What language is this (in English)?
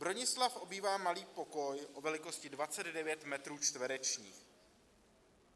Czech